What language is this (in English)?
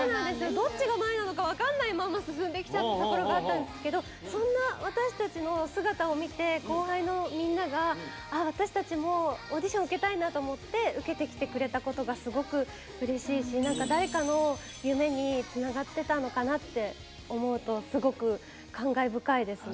Japanese